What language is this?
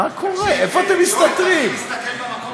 Hebrew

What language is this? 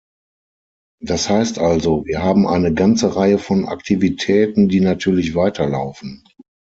German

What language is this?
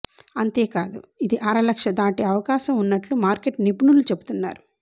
Telugu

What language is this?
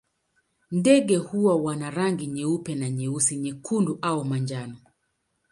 Swahili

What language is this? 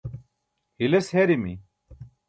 Burushaski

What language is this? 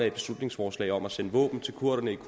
Danish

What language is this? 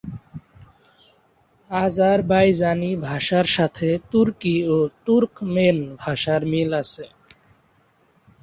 Bangla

